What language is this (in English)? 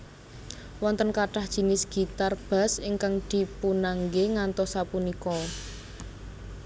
Javanese